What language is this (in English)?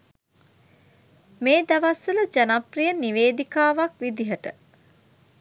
Sinhala